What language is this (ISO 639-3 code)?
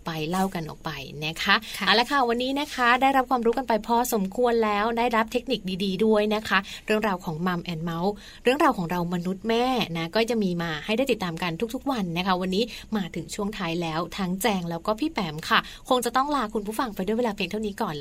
tha